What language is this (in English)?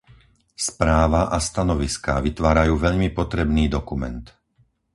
Slovak